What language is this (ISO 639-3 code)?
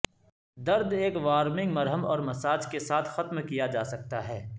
urd